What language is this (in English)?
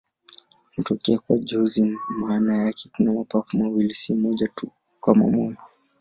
Swahili